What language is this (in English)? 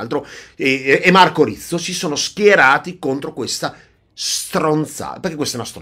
Italian